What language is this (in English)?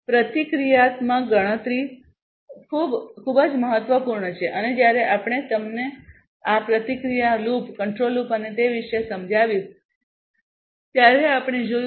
Gujarati